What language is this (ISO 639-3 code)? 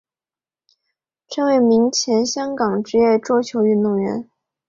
zho